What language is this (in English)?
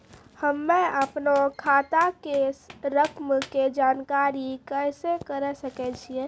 Maithili